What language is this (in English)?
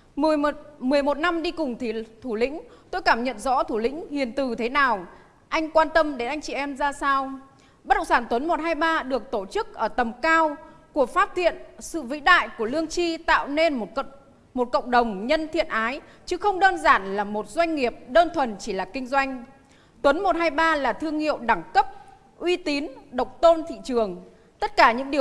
Vietnamese